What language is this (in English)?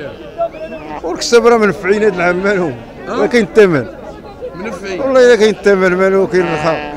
Arabic